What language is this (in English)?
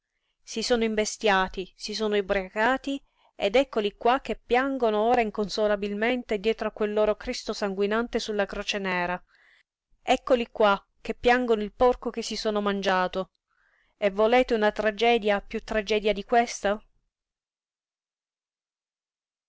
Italian